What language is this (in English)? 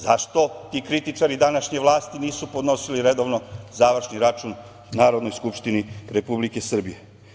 Serbian